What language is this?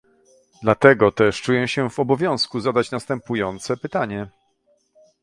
Polish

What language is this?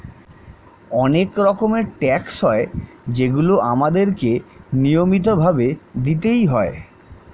Bangla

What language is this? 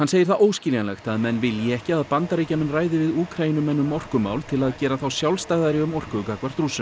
Icelandic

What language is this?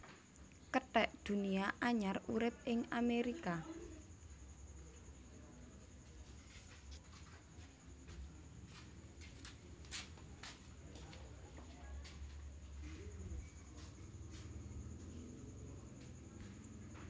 Javanese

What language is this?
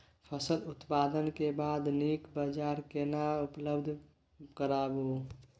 Maithili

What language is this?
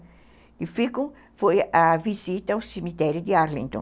Portuguese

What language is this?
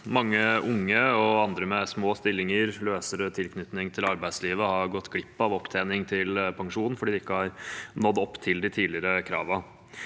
Norwegian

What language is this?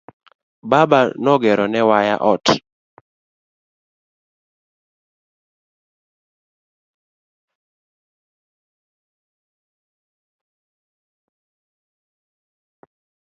Luo (Kenya and Tanzania)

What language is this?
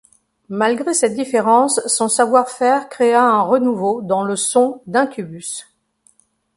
French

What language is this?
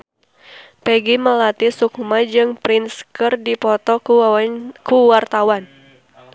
Sundanese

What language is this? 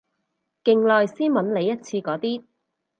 Cantonese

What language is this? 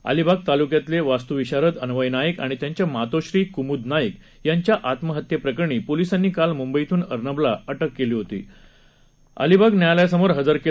Marathi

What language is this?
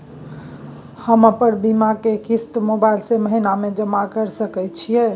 Maithili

